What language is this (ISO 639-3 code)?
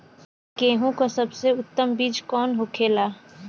bho